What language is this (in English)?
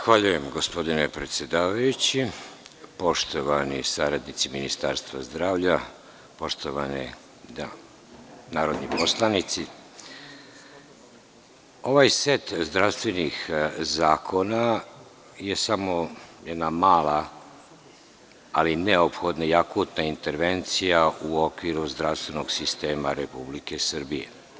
Serbian